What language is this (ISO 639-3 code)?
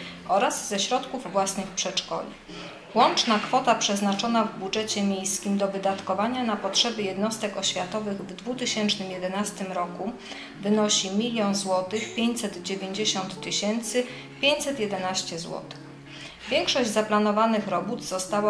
pol